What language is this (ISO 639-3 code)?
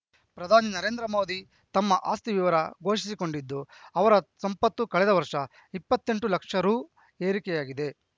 kan